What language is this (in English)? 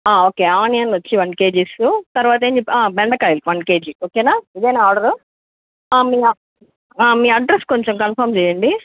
Telugu